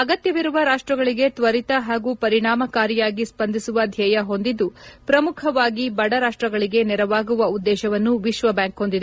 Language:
Kannada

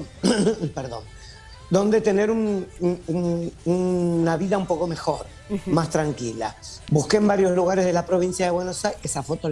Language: Spanish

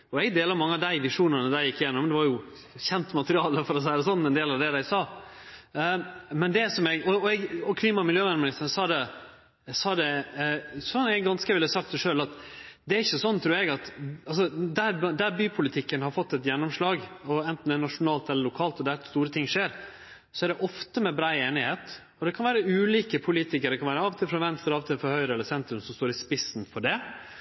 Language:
Norwegian Nynorsk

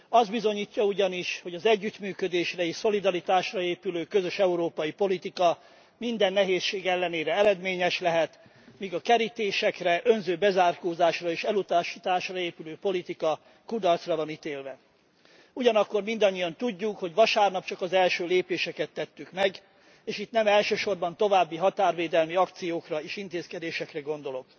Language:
Hungarian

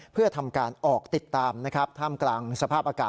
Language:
Thai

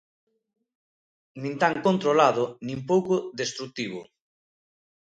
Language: Galician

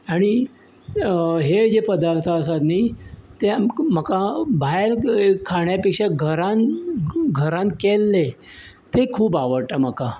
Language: Konkani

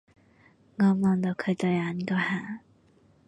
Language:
Cantonese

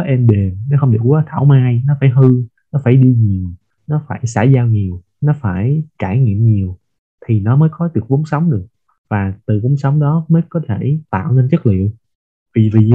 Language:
Vietnamese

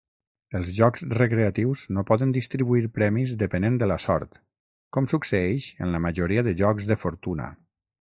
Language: Catalan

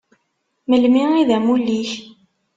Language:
Kabyle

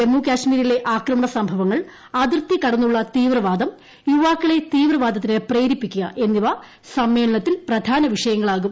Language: Malayalam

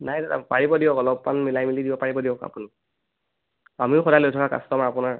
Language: Assamese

